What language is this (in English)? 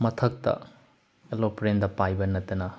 Manipuri